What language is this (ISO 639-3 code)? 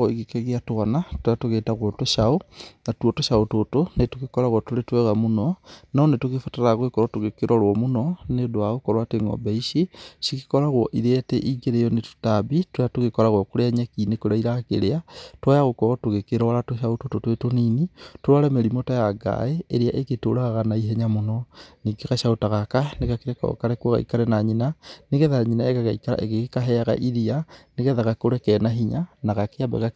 kik